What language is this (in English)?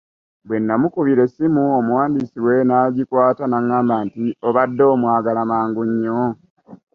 Ganda